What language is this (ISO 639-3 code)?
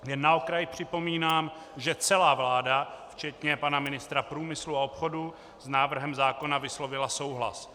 ces